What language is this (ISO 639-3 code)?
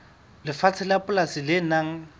sot